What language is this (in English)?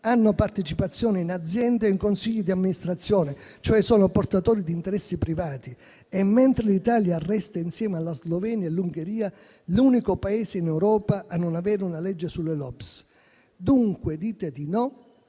Italian